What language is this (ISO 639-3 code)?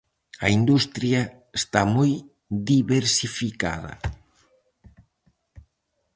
glg